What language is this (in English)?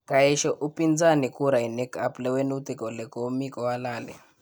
Kalenjin